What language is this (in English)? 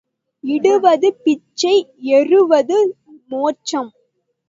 Tamil